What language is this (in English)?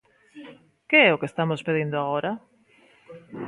Galician